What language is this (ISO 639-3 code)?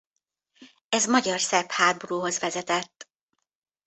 hun